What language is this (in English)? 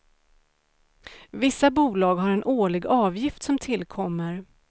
Swedish